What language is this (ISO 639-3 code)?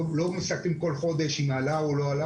heb